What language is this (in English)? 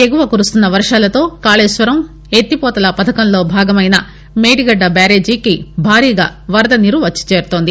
Telugu